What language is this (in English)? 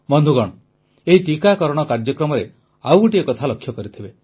Odia